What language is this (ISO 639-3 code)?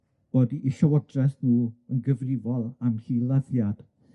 cym